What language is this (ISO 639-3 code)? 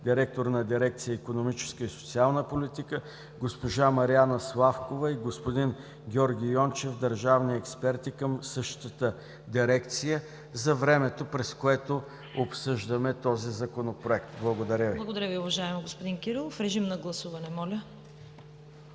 bul